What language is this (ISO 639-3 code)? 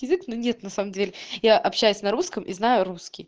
rus